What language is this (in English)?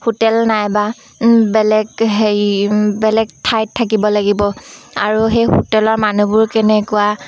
Assamese